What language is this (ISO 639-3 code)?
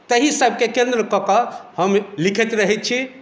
mai